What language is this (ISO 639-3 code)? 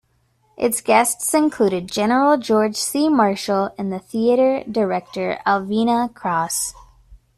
eng